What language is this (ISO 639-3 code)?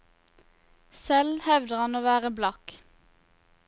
nor